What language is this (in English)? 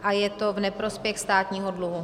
Czech